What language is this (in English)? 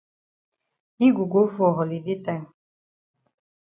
Cameroon Pidgin